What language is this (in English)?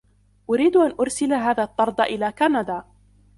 Arabic